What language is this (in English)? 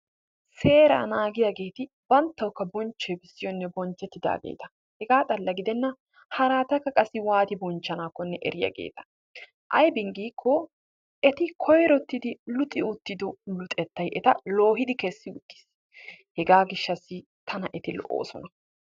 Wolaytta